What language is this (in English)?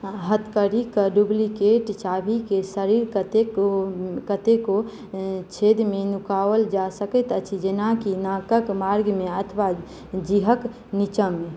Maithili